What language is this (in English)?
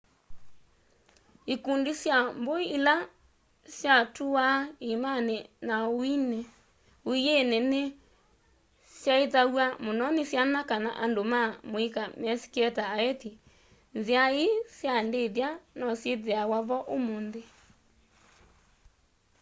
Kamba